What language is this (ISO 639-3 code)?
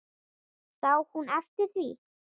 isl